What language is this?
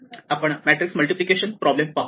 Marathi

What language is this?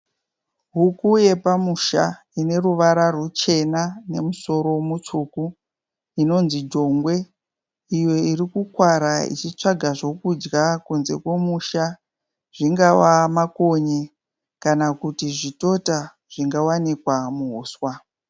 Shona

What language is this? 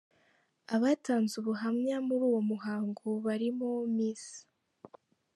Kinyarwanda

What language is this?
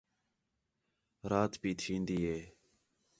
Khetrani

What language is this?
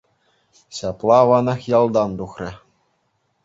Chuvash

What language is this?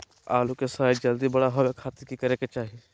Magahi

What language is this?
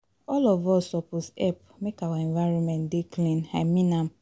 Nigerian Pidgin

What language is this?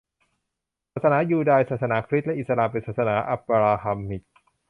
Thai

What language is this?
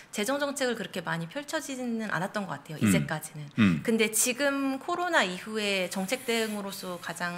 Korean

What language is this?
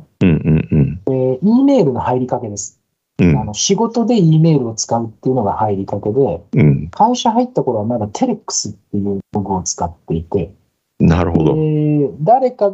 Japanese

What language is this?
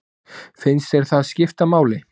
Icelandic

